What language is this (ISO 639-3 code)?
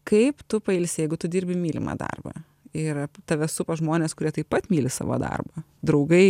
lit